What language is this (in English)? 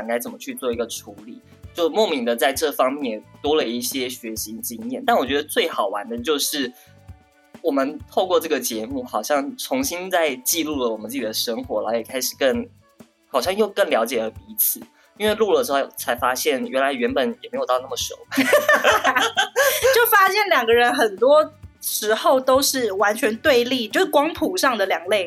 Chinese